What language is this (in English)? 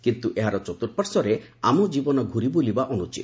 Odia